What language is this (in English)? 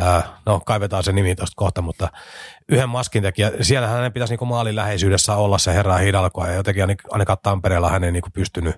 Finnish